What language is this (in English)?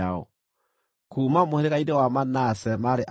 Kikuyu